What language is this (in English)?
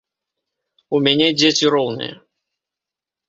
Belarusian